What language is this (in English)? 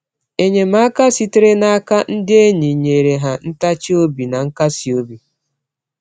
Igbo